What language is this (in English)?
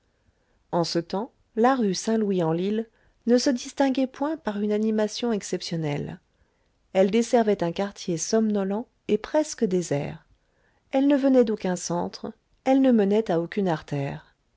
French